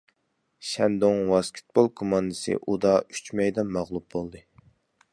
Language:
Uyghur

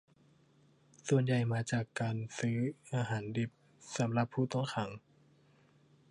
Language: Thai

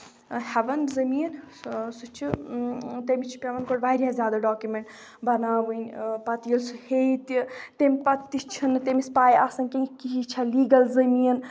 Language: Kashmiri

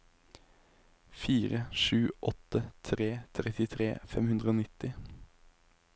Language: Norwegian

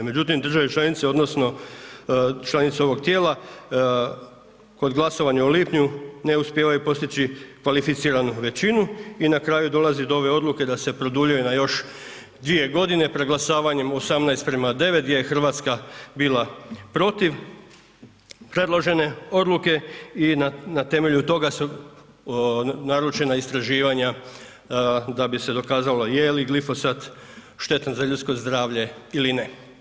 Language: Croatian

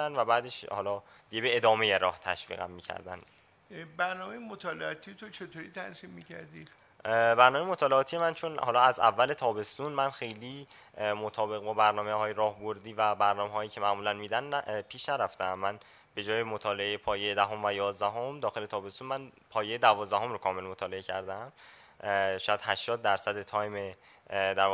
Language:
Persian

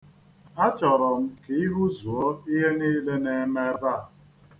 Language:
Igbo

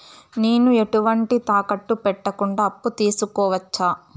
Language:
Telugu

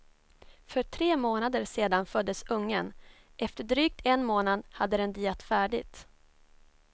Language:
Swedish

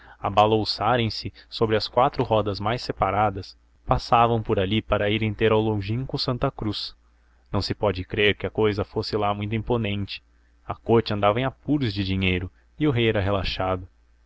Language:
Portuguese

